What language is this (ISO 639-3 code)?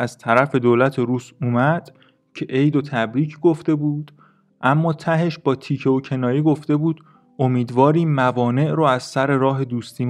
fas